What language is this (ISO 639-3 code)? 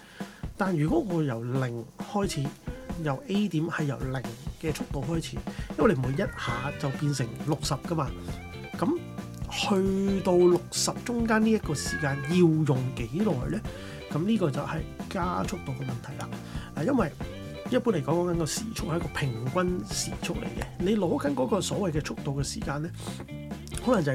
zho